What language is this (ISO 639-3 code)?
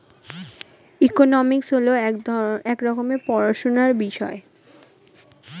ben